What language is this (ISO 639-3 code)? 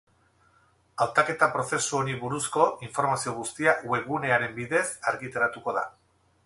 eus